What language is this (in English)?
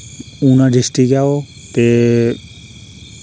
Dogri